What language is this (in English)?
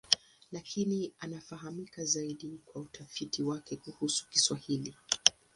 Swahili